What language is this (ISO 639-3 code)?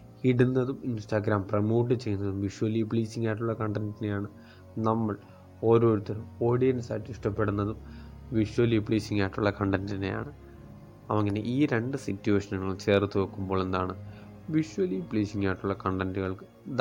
mal